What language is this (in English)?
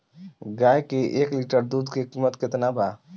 Bhojpuri